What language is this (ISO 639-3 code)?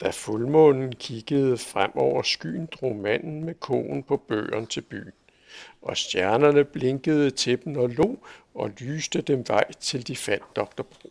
dan